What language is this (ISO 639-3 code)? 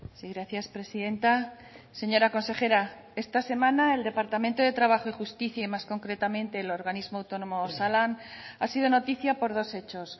spa